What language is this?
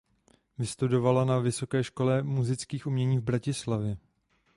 Czech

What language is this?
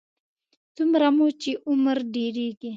Pashto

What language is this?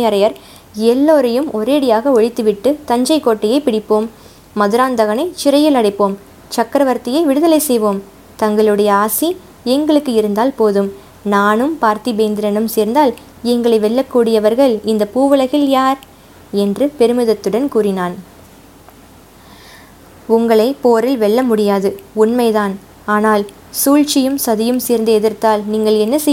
Tamil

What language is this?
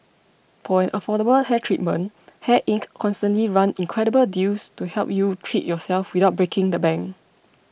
English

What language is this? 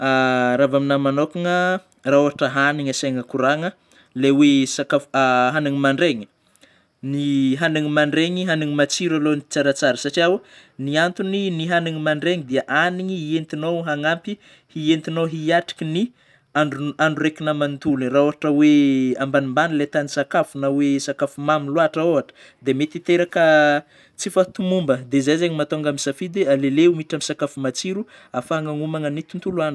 Northern Betsimisaraka Malagasy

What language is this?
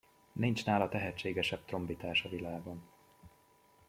Hungarian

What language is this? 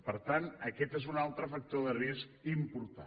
Catalan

